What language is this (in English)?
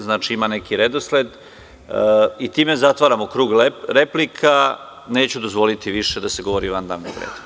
Serbian